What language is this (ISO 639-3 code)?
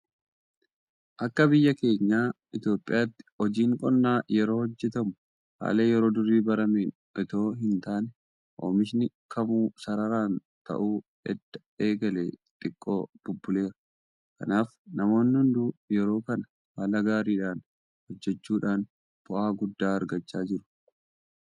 orm